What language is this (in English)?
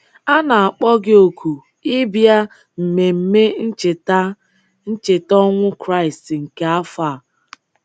Igbo